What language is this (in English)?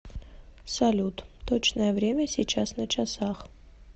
Russian